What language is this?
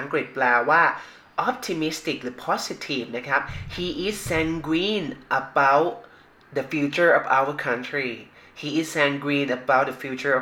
Thai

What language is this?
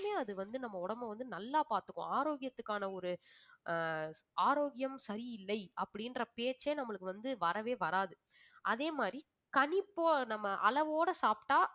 Tamil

